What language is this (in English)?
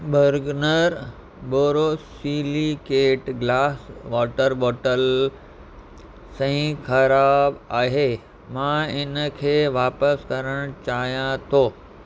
Sindhi